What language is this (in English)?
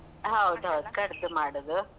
Kannada